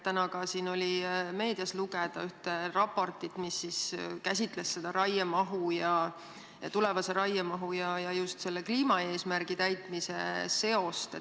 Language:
Estonian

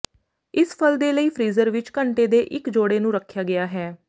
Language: Punjabi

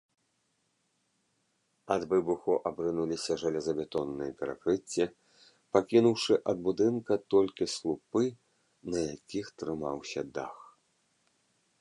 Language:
Belarusian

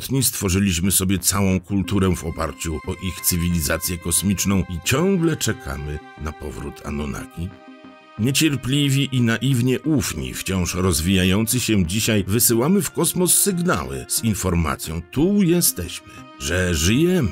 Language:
Polish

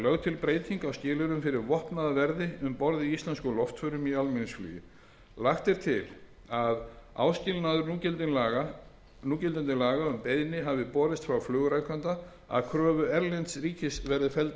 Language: Icelandic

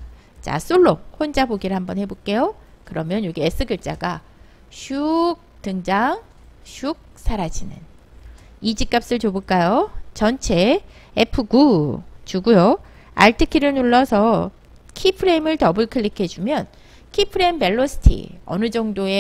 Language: Korean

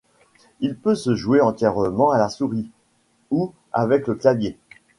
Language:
French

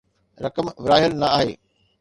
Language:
Sindhi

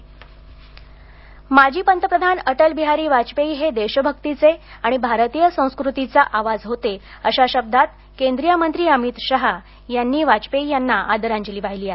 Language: Marathi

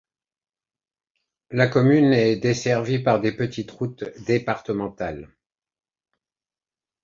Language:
French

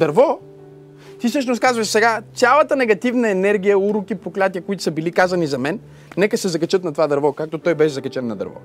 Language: Bulgarian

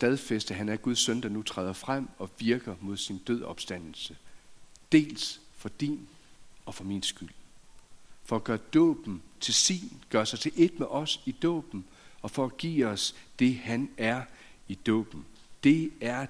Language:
Danish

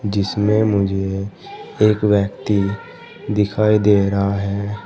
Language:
Hindi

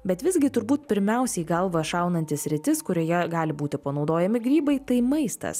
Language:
Lithuanian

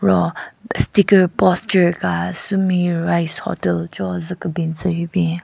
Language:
Southern Rengma Naga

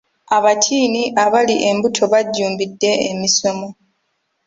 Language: Ganda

